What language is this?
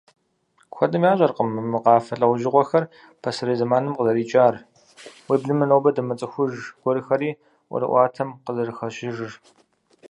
Kabardian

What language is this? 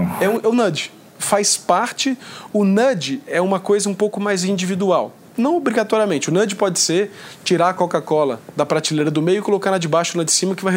Portuguese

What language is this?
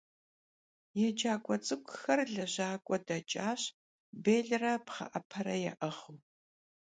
Kabardian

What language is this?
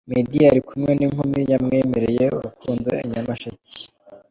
Kinyarwanda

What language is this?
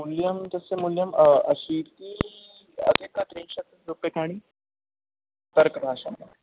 Sanskrit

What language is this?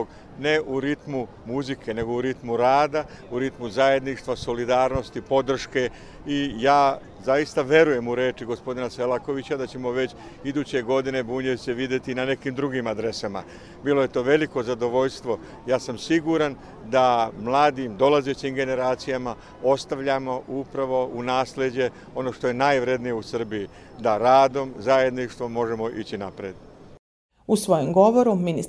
Croatian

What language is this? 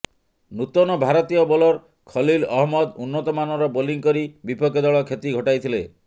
Odia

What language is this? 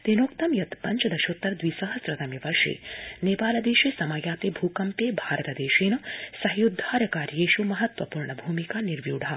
Sanskrit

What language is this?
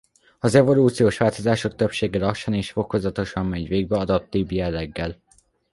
Hungarian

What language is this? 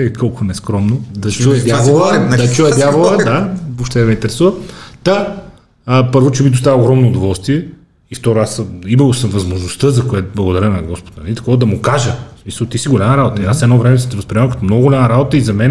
Bulgarian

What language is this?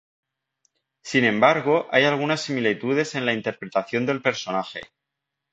Spanish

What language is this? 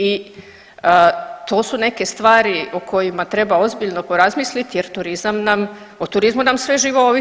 Croatian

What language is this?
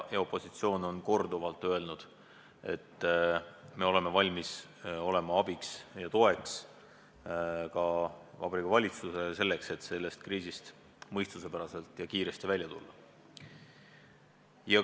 Estonian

